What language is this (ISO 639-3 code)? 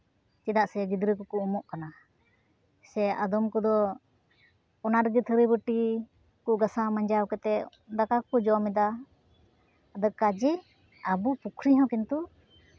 sat